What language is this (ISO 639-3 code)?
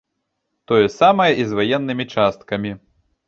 bel